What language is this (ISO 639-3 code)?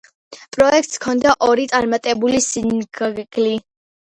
kat